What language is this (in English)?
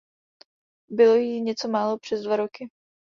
Czech